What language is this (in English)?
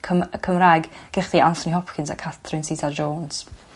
Welsh